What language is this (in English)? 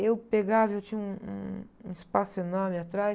Portuguese